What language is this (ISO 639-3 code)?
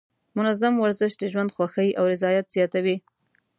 pus